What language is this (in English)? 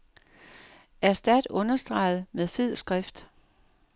Danish